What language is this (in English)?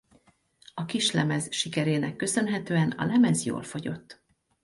Hungarian